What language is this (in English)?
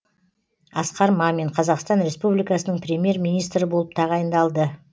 Kazakh